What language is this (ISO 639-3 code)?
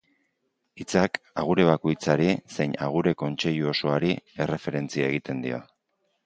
eus